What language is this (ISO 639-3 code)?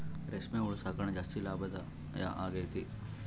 kan